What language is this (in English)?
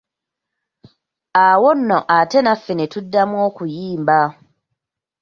Ganda